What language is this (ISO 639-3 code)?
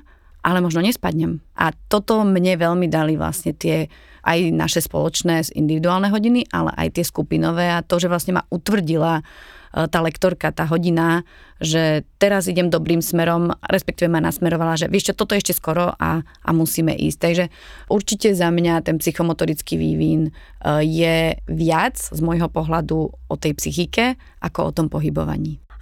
slk